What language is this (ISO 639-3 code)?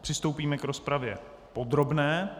ces